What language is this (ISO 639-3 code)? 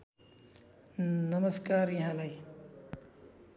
nep